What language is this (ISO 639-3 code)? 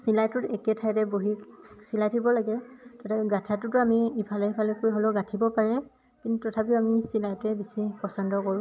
asm